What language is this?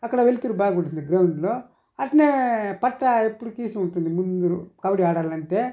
Telugu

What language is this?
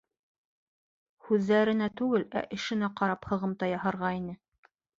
Bashkir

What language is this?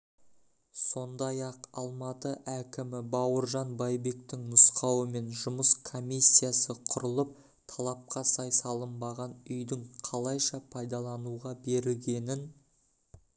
Kazakh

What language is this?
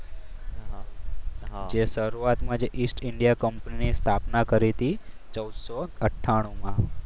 Gujarati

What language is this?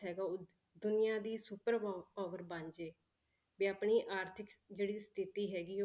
Punjabi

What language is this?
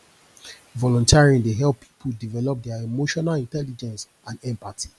Nigerian Pidgin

